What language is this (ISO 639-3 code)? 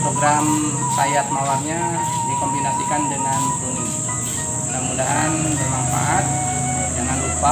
ind